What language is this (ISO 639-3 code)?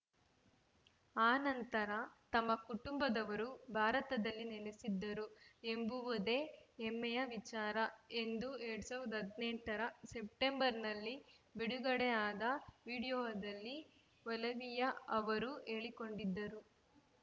kan